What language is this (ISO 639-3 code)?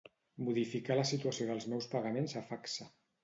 cat